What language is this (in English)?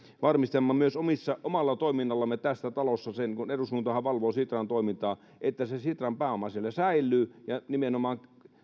Finnish